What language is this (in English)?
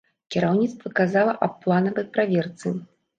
Belarusian